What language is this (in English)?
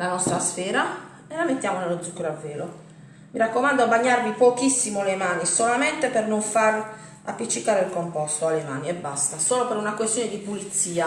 Italian